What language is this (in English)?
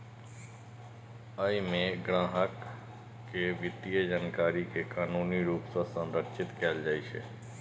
Maithili